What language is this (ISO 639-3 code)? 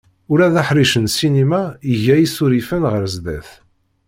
kab